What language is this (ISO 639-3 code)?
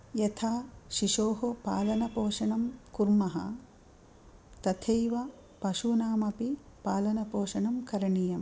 san